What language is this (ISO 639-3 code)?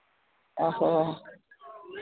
sat